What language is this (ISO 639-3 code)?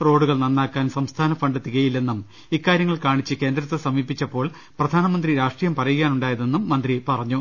mal